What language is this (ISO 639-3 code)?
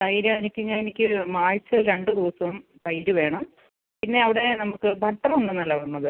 mal